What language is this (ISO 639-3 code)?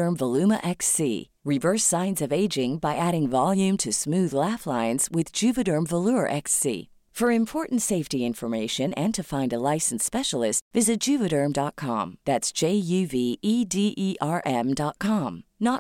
fil